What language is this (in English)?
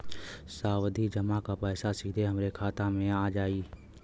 Bhojpuri